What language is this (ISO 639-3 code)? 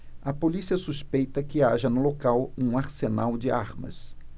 por